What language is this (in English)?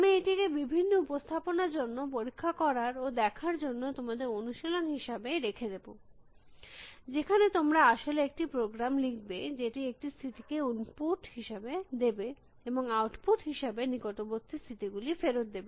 Bangla